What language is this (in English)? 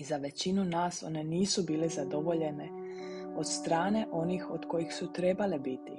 Croatian